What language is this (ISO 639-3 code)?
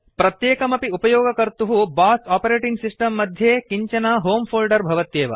san